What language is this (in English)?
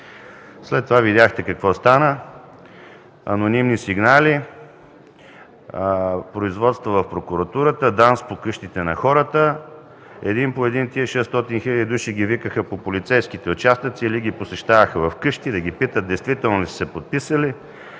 Bulgarian